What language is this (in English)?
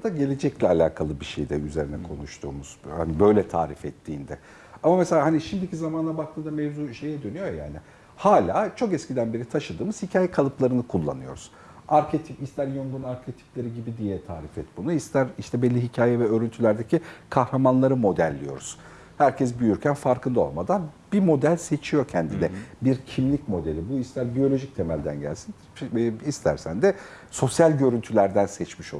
Turkish